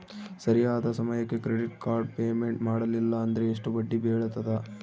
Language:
Kannada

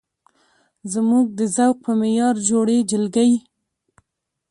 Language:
Pashto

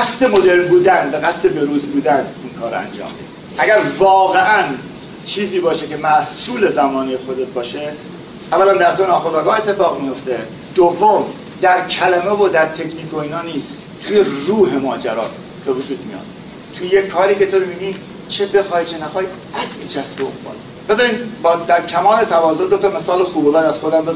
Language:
Persian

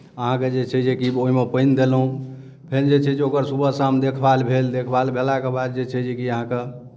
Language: Maithili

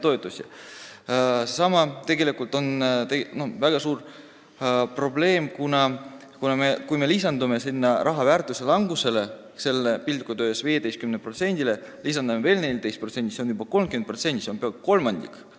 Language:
Estonian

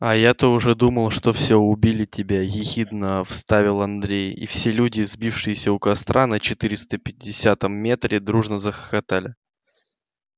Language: Russian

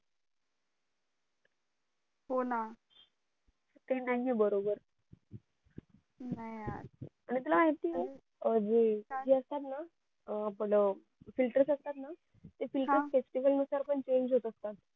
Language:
Marathi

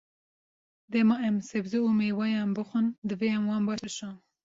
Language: Kurdish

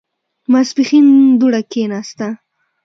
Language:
Pashto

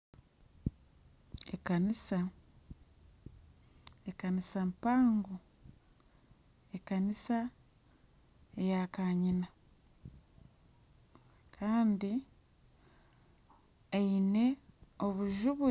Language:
Nyankole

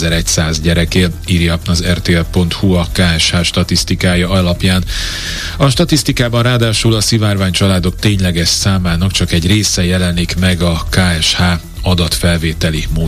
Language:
Hungarian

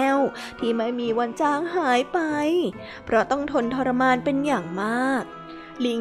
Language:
Thai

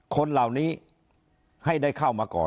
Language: Thai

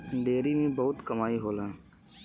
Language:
Bhojpuri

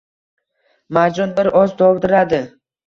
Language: Uzbek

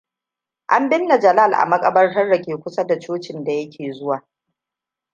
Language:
Hausa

